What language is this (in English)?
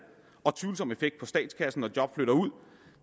Danish